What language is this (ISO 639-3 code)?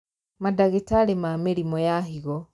kik